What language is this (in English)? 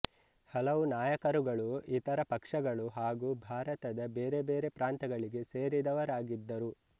Kannada